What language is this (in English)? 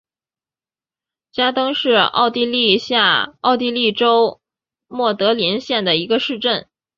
Chinese